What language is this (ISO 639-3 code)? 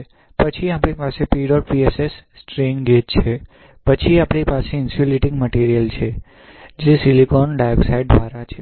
guj